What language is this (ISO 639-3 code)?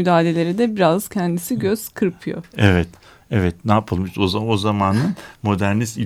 tur